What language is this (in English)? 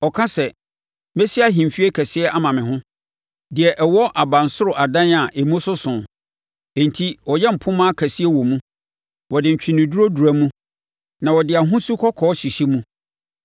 Akan